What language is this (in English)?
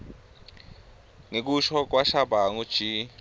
Swati